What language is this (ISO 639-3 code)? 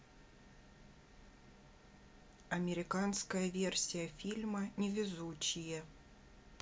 rus